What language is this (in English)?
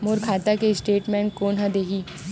Chhattisgarhi